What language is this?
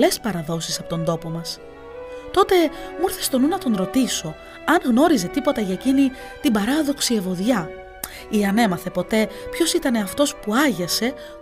Greek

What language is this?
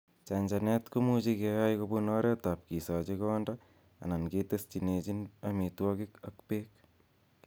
Kalenjin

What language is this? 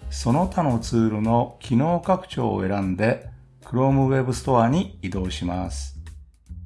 Japanese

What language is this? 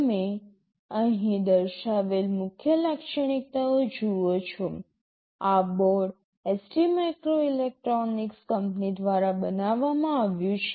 Gujarati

